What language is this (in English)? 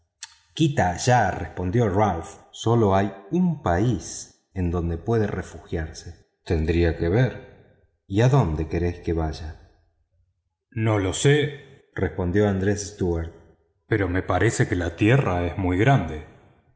Spanish